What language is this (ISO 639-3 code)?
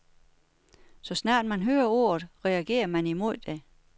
dan